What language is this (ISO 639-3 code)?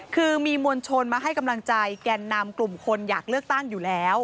tha